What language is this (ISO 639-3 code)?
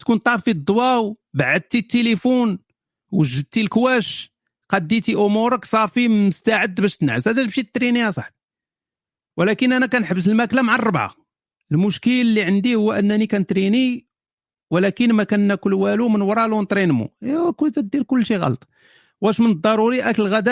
ara